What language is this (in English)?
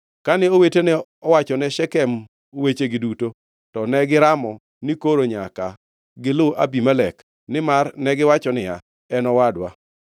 Luo (Kenya and Tanzania)